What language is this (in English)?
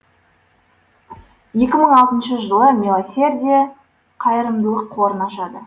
Kazakh